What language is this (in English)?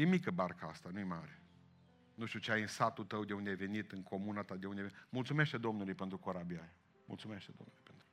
Romanian